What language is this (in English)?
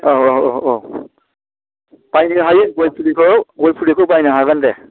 Bodo